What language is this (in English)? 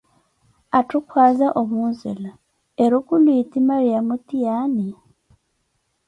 Koti